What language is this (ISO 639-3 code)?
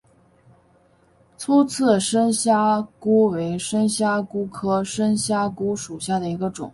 zho